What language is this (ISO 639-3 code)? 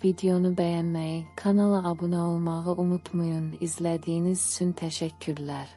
tur